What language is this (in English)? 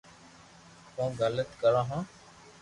Loarki